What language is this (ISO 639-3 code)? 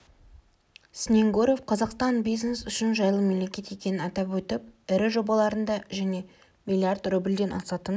kaz